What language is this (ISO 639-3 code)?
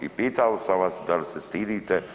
hrv